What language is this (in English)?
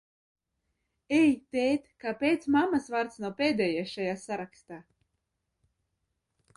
Latvian